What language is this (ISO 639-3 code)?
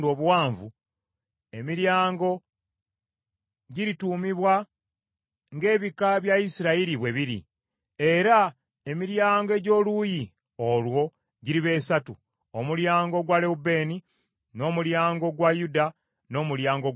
lug